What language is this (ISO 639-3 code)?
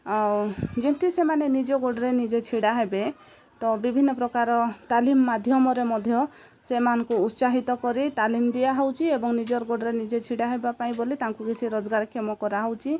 ori